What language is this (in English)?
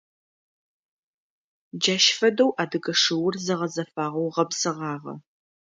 Adyghe